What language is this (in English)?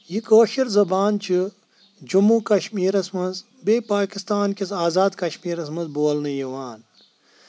Kashmiri